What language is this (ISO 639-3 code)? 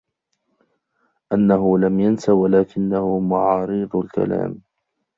ara